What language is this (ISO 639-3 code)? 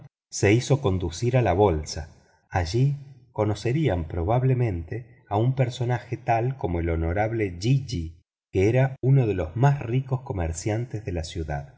spa